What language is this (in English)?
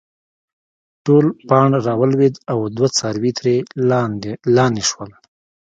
Pashto